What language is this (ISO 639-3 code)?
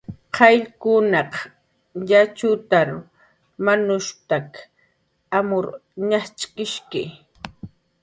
jqr